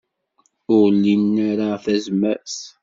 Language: Kabyle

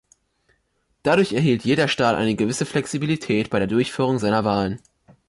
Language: German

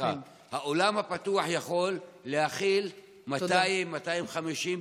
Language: Hebrew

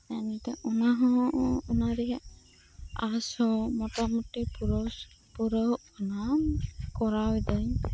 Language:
Santali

